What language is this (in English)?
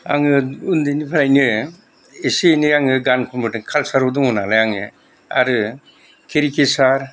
Bodo